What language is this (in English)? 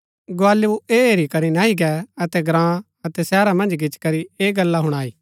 Gaddi